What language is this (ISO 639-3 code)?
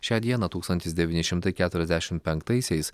lit